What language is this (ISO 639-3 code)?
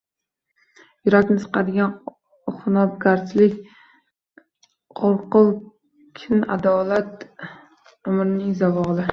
uzb